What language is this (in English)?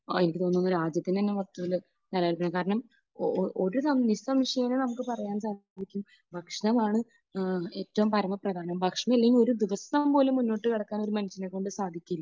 Malayalam